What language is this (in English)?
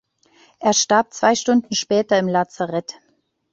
German